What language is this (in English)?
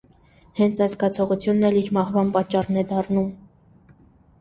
Armenian